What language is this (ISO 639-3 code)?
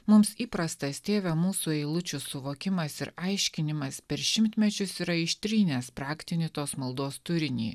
lit